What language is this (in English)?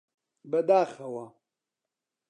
Central Kurdish